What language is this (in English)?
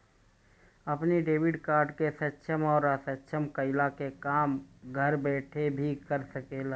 Bhojpuri